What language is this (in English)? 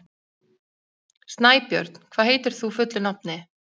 Icelandic